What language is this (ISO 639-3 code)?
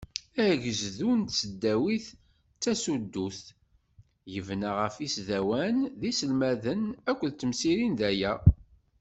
kab